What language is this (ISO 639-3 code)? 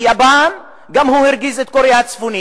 heb